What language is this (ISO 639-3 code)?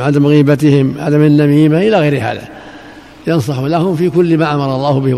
ara